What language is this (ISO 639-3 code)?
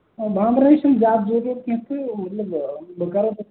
kas